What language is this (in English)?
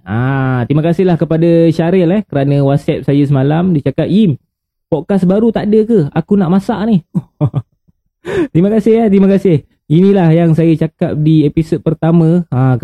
Malay